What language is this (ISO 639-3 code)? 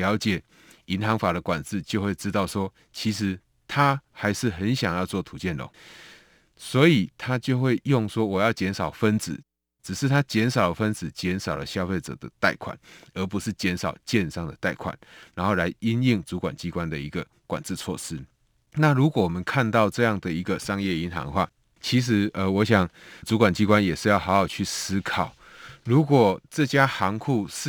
zho